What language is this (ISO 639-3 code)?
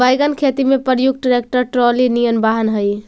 mag